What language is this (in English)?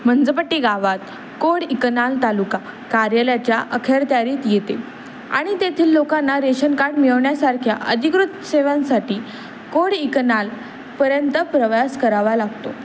Marathi